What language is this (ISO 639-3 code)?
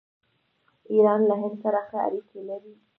pus